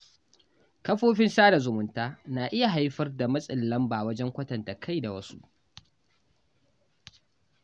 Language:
Hausa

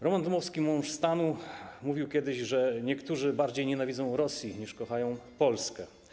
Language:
Polish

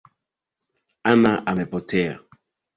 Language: Swahili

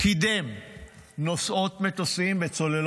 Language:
Hebrew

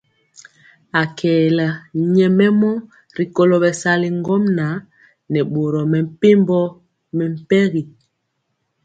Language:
Mpiemo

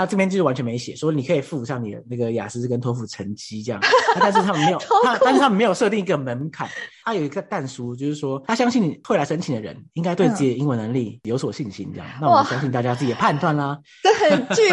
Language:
Chinese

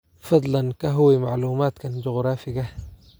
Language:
Somali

